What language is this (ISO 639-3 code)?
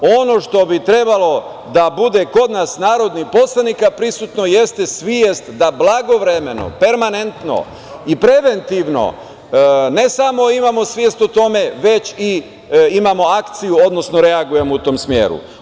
srp